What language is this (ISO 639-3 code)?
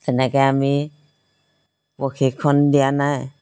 asm